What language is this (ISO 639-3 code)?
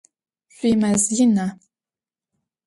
ady